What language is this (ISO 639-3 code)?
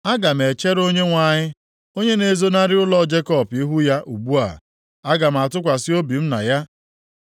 ibo